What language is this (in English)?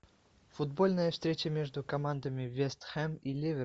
Russian